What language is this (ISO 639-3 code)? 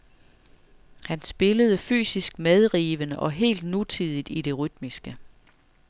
dan